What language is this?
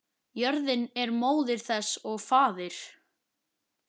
Icelandic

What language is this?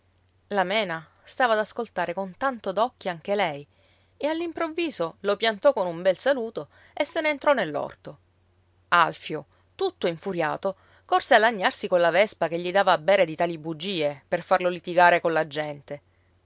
Italian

